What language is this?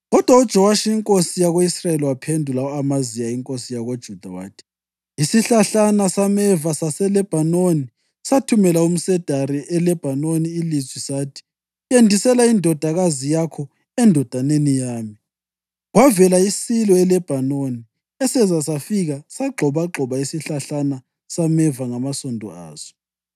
North Ndebele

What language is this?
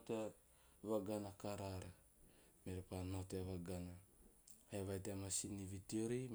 Teop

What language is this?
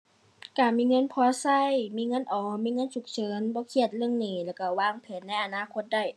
Thai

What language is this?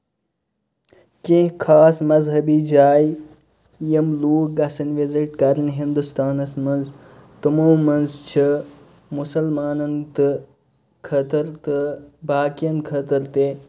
Kashmiri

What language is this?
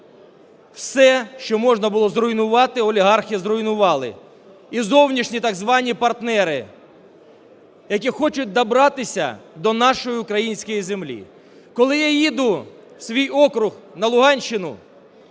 Ukrainian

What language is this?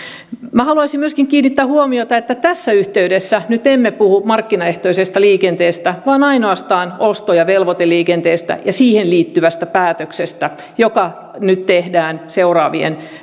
Finnish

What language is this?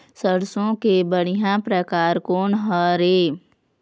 Chhattisgarhi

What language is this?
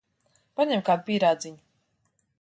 Latvian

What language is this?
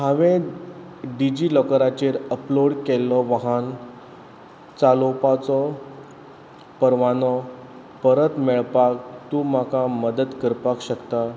Konkani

